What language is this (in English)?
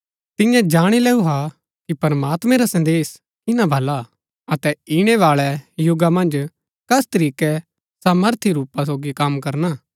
Gaddi